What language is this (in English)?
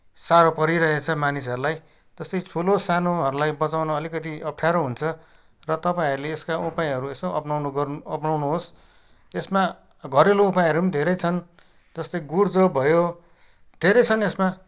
Nepali